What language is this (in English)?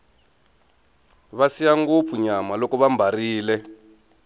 Tsonga